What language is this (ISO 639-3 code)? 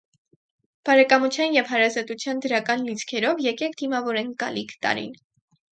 hye